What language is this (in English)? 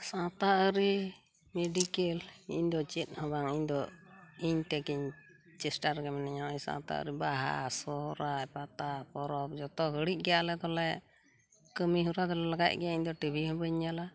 Santali